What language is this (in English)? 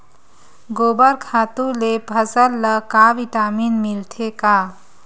Chhattisgarhi